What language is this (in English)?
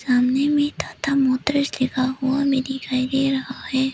Hindi